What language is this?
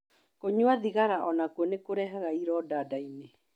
Kikuyu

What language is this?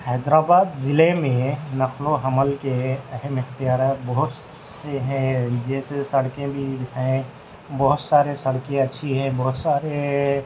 Urdu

